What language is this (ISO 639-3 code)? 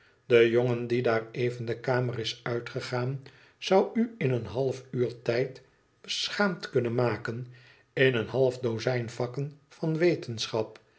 nld